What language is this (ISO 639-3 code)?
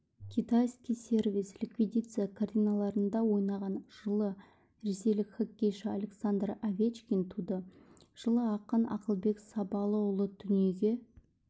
kaz